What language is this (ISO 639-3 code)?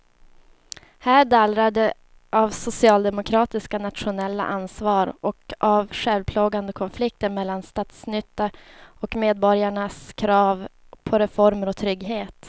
swe